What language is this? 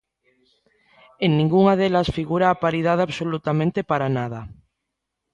Galician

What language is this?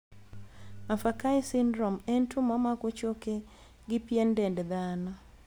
Luo (Kenya and Tanzania)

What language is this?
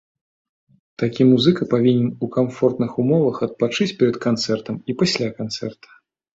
Belarusian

